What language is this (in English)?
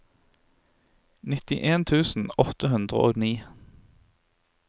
Norwegian